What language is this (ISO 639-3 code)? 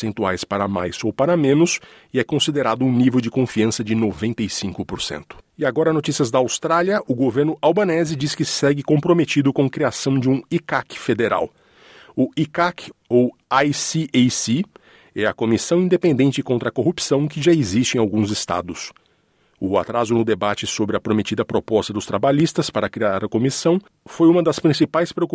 por